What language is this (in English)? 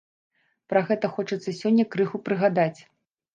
Belarusian